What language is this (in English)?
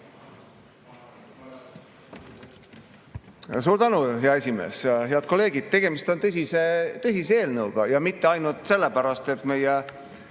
Estonian